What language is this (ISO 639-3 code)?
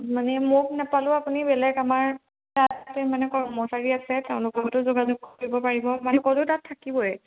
asm